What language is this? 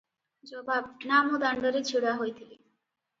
Odia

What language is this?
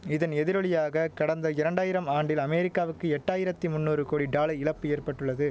Tamil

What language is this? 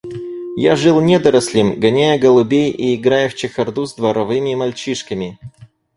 Russian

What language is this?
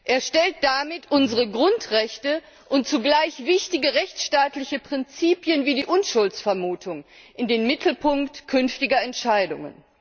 German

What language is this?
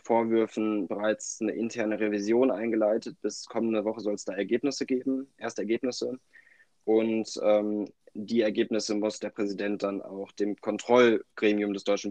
German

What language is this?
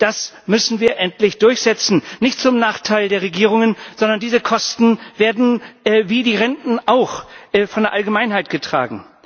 German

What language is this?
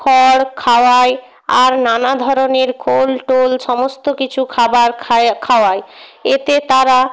Bangla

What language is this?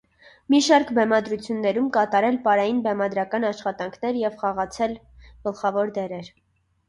Armenian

